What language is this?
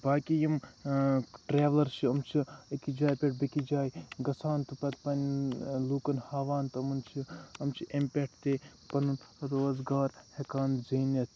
Kashmiri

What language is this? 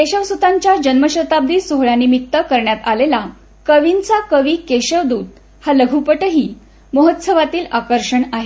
Marathi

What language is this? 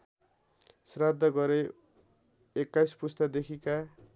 Nepali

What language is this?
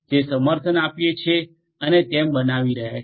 Gujarati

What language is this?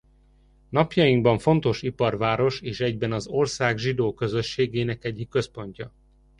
Hungarian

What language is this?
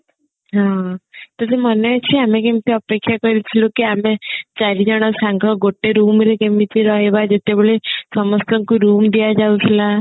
Odia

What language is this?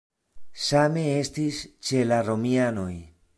Esperanto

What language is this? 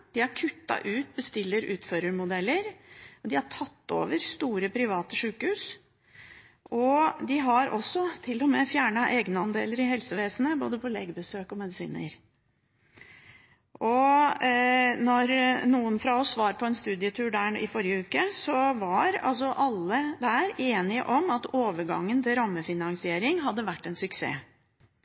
Norwegian Bokmål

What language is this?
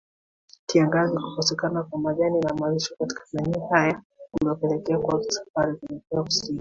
Swahili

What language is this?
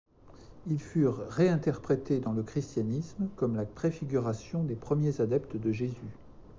French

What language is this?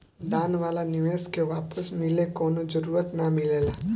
Bhojpuri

